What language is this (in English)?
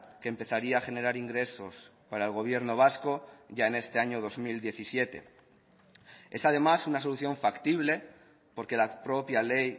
Spanish